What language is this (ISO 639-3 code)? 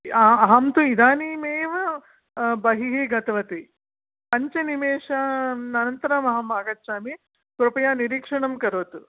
san